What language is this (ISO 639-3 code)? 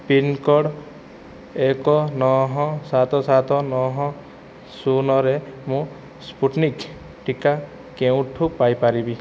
ori